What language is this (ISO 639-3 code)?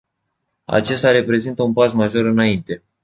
ron